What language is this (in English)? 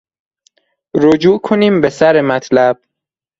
Persian